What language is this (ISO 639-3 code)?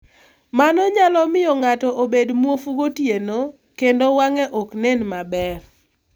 luo